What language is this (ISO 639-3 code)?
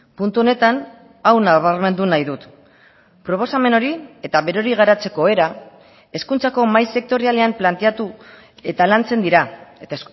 eus